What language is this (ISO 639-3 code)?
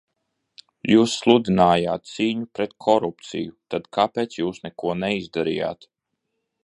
lav